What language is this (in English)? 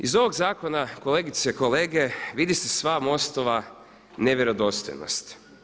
Croatian